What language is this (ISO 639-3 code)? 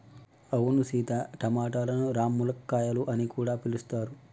tel